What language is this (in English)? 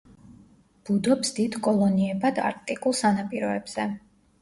Georgian